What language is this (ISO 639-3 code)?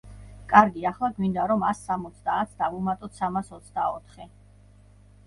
kat